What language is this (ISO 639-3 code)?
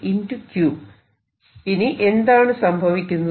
mal